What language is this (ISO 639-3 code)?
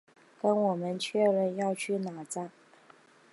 zho